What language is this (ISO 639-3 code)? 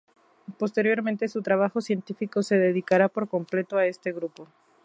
spa